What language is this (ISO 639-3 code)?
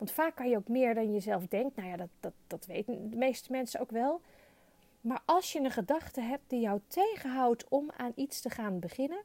nld